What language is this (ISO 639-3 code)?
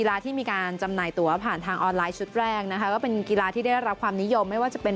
tha